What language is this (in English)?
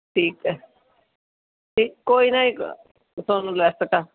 Punjabi